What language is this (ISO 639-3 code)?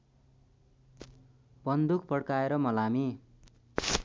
nep